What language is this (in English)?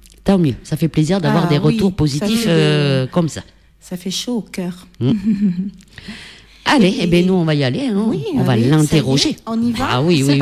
French